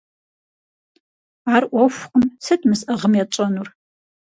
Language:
Kabardian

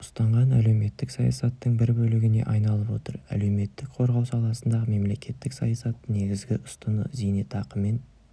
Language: Kazakh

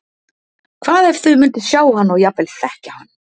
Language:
Icelandic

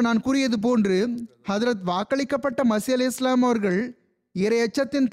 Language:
Tamil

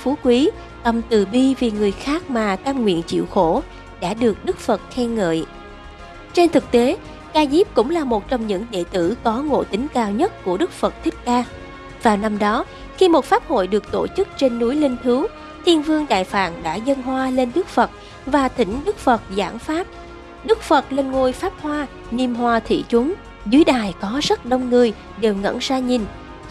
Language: Vietnamese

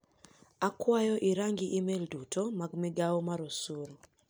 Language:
Luo (Kenya and Tanzania)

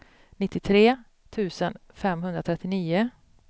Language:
Swedish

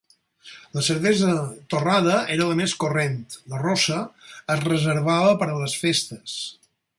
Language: Catalan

